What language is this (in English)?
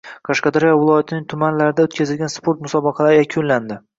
Uzbek